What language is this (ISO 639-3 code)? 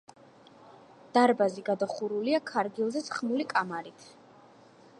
kat